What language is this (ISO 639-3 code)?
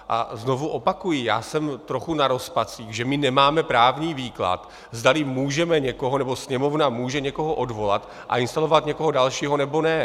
ces